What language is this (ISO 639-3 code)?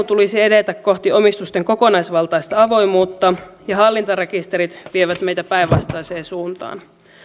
fin